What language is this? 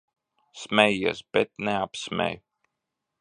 Latvian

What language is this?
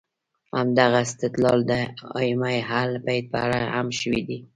Pashto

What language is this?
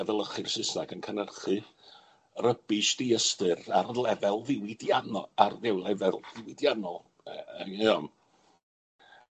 Welsh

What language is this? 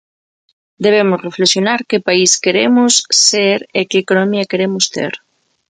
Galician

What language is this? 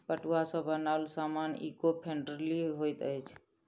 Maithili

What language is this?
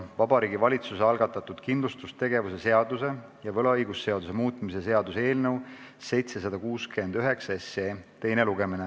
Estonian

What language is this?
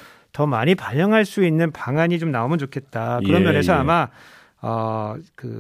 Korean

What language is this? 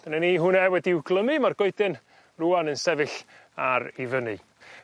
Welsh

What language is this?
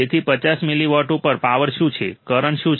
Gujarati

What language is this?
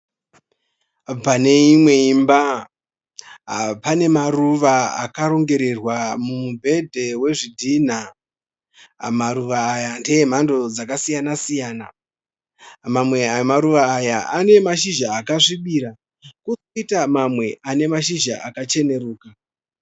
Shona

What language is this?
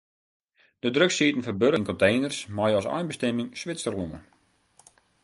Western Frisian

